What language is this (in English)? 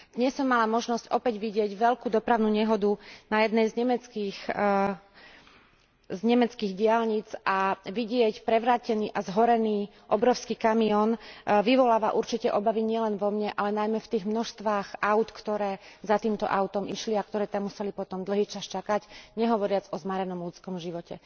Slovak